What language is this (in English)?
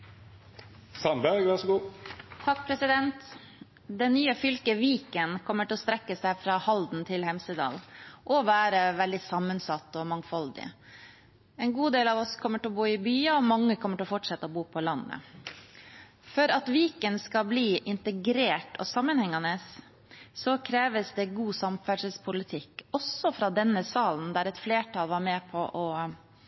Norwegian Bokmål